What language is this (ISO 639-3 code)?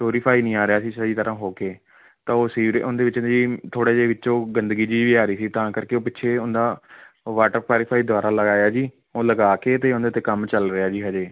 pan